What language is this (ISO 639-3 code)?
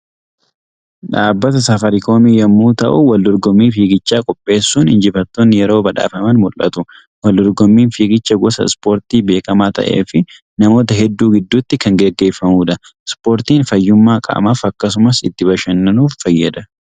orm